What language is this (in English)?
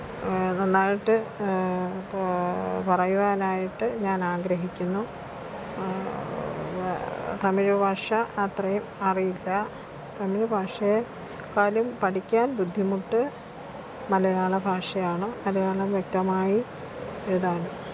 Malayalam